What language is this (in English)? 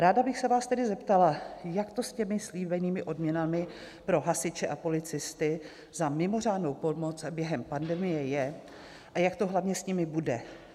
Czech